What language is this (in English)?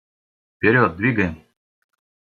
Russian